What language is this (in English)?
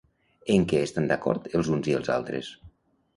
Catalan